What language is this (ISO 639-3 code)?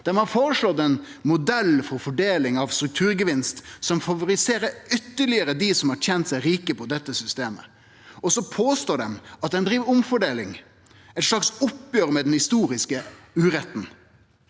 nor